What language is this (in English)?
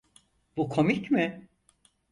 Turkish